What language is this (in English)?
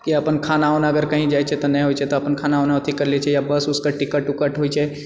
Maithili